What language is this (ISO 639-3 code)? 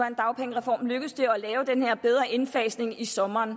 dan